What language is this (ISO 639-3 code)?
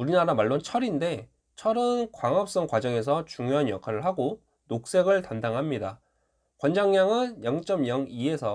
kor